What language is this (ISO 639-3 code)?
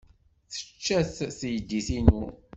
kab